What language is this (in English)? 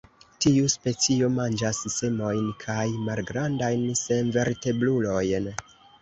Esperanto